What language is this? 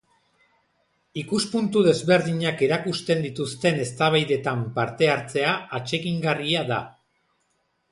Basque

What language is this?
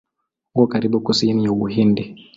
Swahili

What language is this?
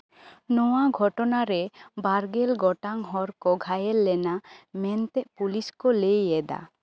Santali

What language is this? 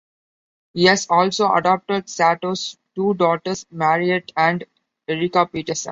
English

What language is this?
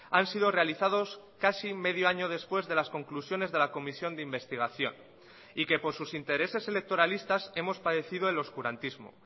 Spanish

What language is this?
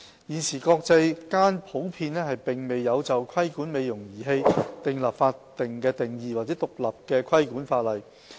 Cantonese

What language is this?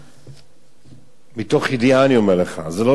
Hebrew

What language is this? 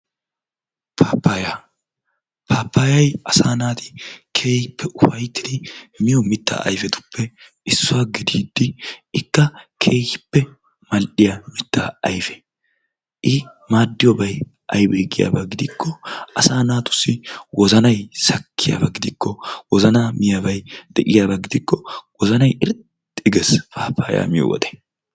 Wolaytta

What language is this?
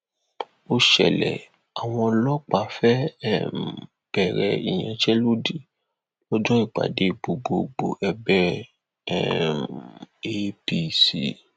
Yoruba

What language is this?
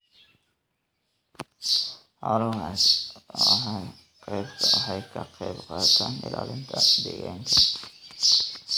Somali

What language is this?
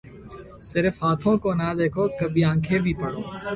Urdu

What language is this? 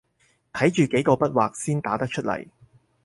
Cantonese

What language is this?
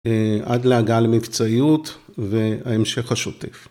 Hebrew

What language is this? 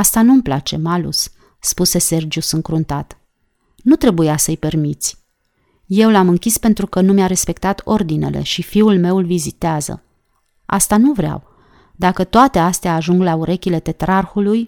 Romanian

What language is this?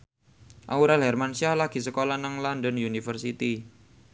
Javanese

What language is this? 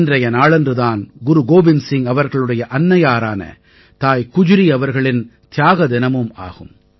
Tamil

